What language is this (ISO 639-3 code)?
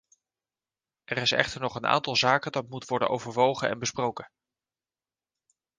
nld